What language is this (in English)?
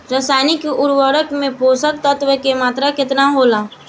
Bhojpuri